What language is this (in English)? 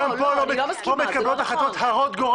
Hebrew